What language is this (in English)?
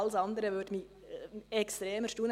Swiss German